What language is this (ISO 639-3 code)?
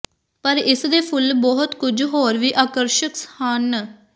pan